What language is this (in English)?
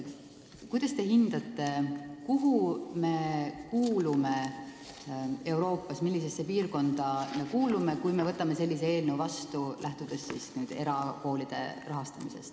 Estonian